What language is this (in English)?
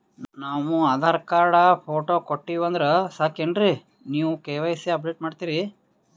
Kannada